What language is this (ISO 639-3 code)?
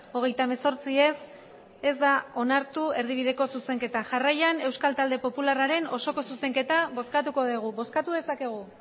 eus